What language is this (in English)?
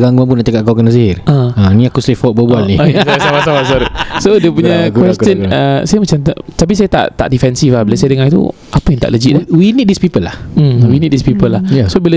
Malay